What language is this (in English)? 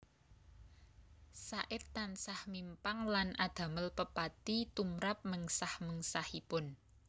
Javanese